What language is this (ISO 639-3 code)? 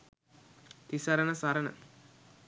sin